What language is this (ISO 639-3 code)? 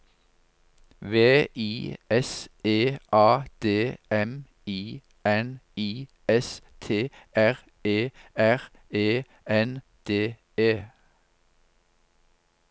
nor